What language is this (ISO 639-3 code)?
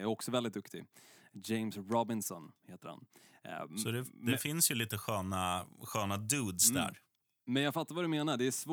swe